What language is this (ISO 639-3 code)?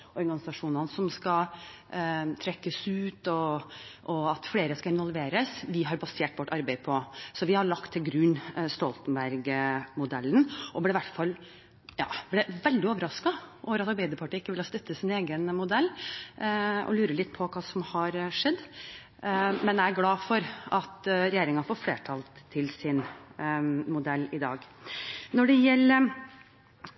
nob